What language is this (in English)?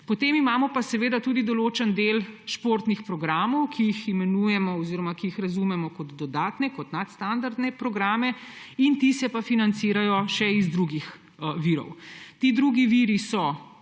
Slovenian